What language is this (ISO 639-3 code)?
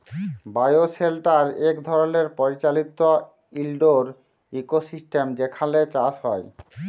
ben